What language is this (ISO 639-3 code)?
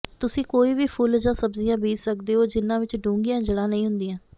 pan